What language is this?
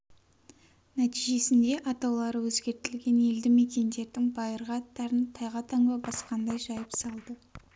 Kazakh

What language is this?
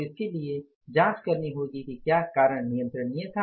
Hindi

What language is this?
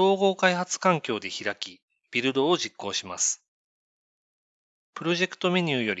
Japanese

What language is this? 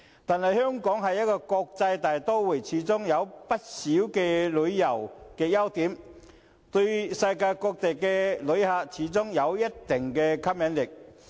Cantonese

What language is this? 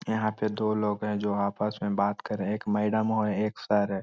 Magahi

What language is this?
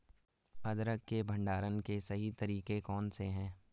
Hindi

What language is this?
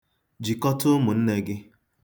Igbo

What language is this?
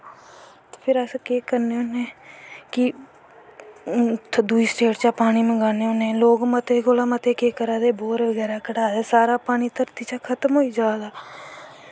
Dogri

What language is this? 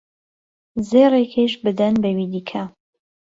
Central Kurdish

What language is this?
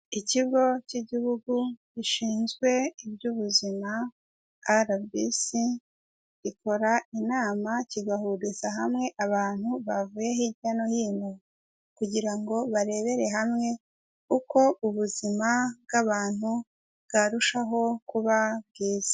Kinyarwanda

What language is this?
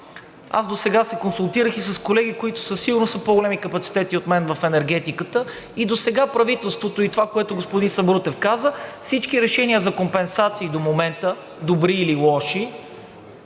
Bulgarian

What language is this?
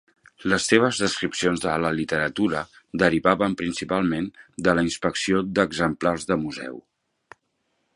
Catalan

